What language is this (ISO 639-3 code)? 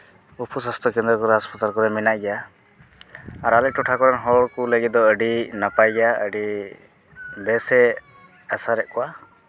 sat